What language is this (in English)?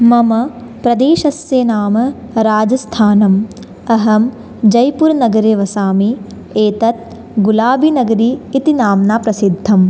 Sanskrit